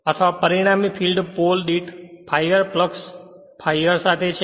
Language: Gujarati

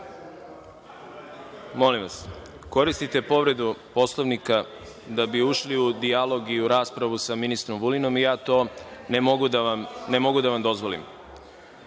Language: Serbian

